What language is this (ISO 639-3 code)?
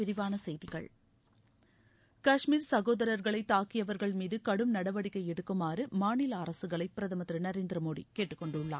tam